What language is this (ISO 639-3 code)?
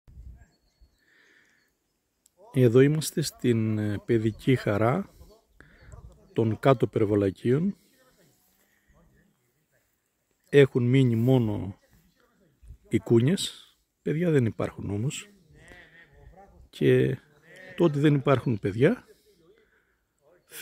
ell